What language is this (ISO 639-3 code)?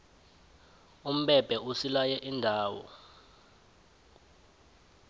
nbl